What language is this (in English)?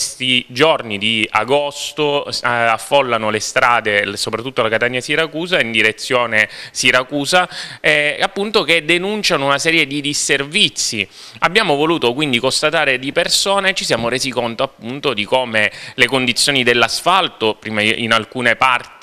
Italian